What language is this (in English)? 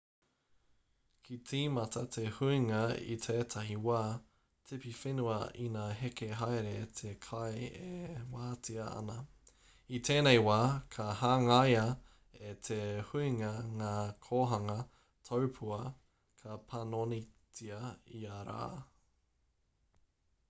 Māori